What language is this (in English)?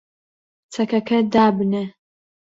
Central Kurdish